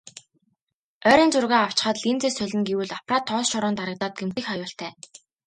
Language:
Mongolian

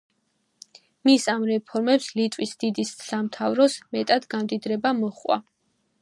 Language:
Georgian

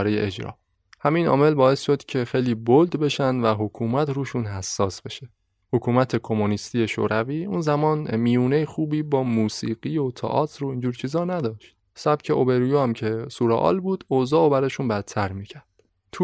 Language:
Persian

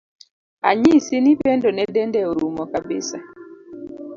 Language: Luo (Kenya and Tanzania)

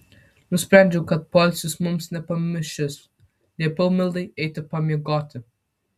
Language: Lithuanian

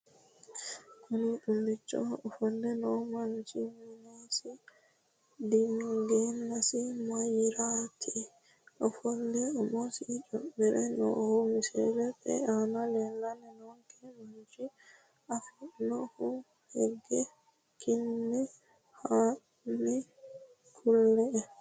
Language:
Sidamo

